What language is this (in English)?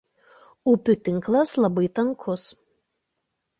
Lithuanian